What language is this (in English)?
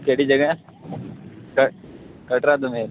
Dogri